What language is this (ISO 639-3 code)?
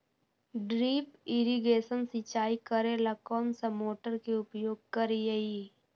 mag